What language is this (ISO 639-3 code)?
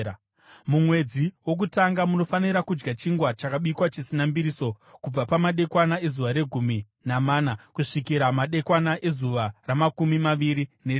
sna